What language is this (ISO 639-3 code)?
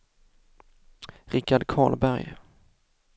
swe